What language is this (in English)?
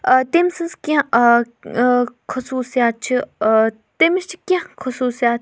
Kashmiri